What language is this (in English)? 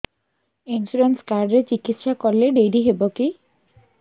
Odia